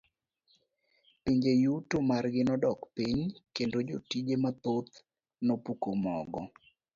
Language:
Luo (Kenya and Tanzania)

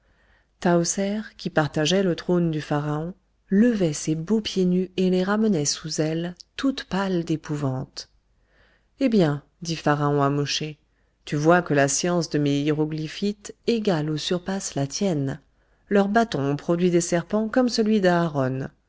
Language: French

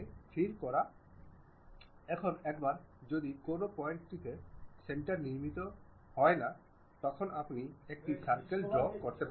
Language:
Bangla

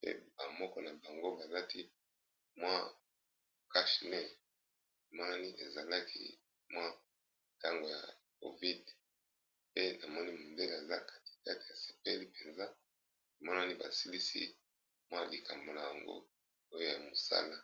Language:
Lingala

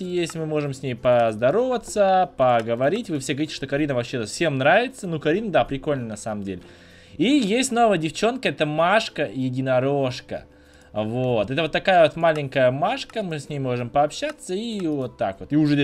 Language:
Russian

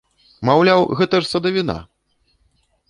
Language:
Belarusian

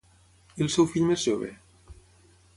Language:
Catalan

